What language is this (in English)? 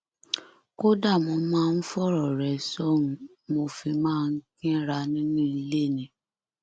Yoruba